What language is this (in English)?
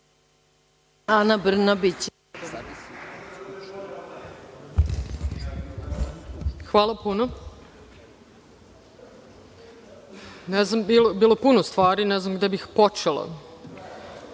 Serbian